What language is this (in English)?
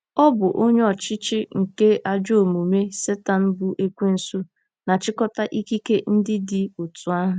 Igbo